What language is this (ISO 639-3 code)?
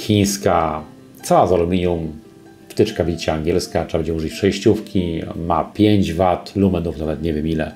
pol